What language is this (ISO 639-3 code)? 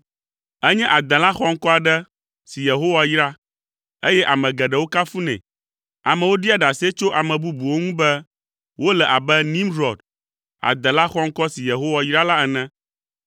ewe